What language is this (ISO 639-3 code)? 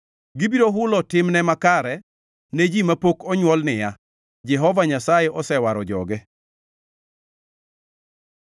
luo